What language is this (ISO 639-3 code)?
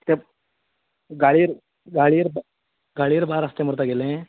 kok